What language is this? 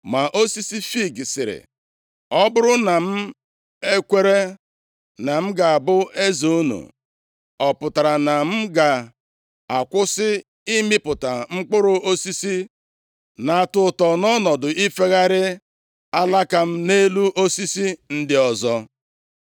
Igbo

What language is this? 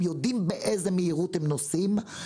Hebrew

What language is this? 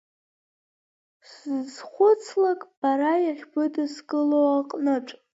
Abkhazian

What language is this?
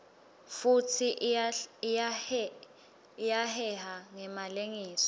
Swati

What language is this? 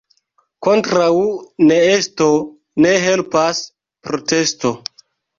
Esperanto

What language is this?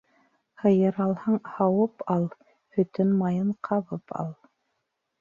Bashkir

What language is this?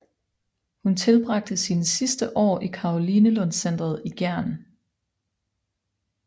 Danish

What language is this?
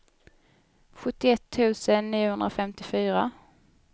Swedish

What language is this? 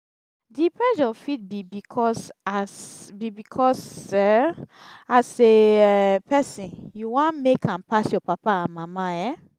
Nigerian Pidgin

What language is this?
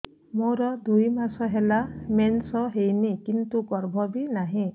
Odia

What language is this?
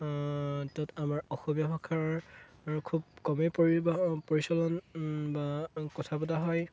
Assamese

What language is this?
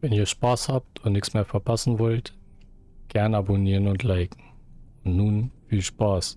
German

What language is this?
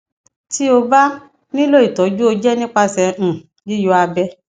Yoruba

